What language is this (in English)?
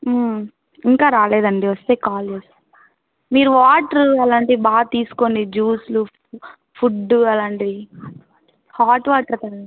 Telugu